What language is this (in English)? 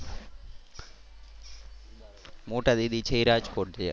Gujarati